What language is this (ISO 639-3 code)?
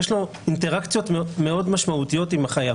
heb